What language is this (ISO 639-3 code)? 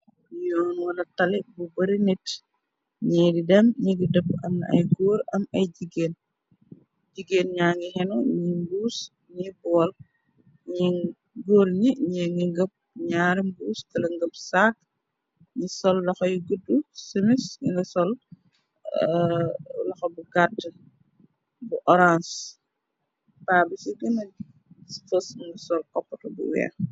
wol